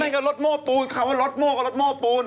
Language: Thai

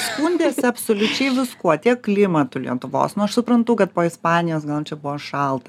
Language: Lithuanian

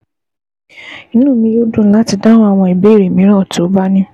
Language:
Yoruba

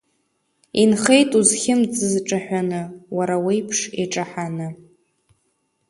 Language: Abkhazian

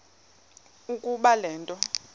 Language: Xhosa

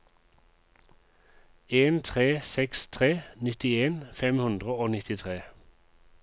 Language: Norwegian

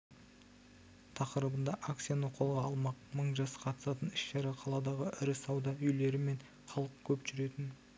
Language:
Kazakh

